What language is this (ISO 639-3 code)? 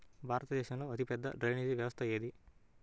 tel